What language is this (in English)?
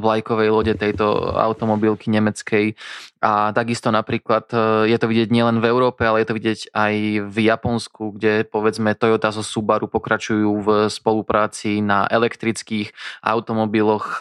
Slovak